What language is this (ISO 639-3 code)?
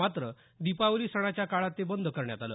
mar